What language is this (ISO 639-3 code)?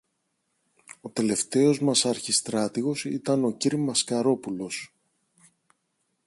ell